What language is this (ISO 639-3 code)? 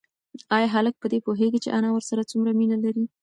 pus